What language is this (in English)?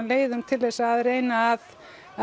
Icelandic